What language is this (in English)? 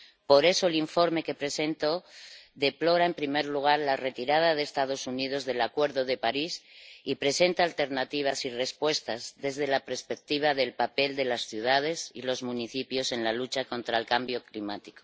Spanish